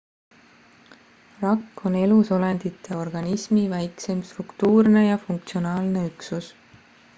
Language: Estonian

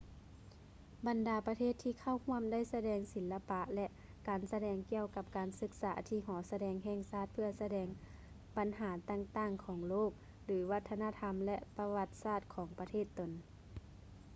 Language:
Lao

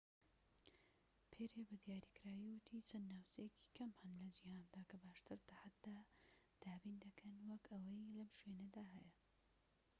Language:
Central Kurdish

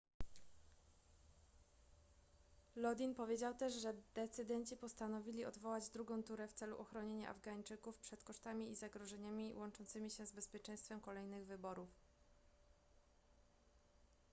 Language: Polish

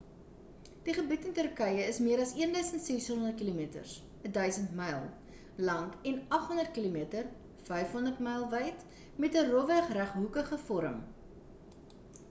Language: Afrikaans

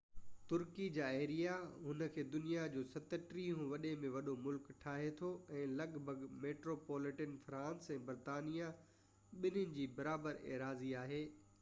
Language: Sindhi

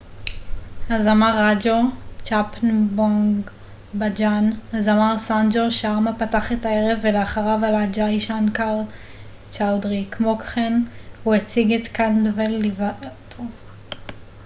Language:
Hebrew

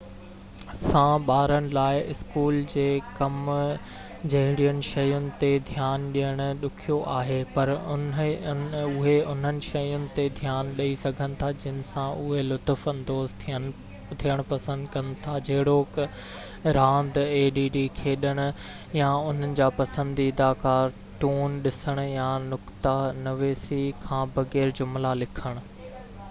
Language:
Sindhi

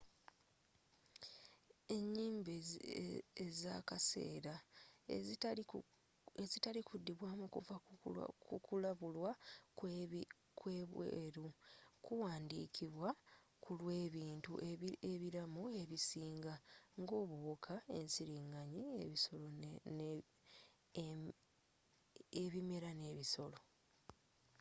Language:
Ganda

